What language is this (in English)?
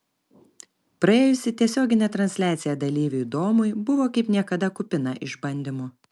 Lithuanian